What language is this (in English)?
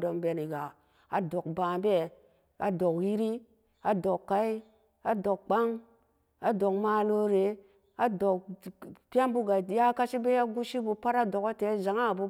Samba Daka